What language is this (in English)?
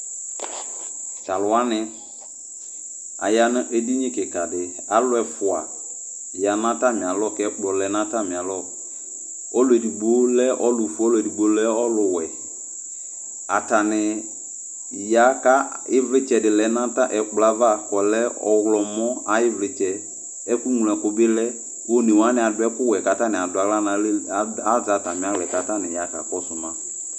Ikposo